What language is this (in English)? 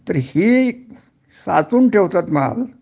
Marathi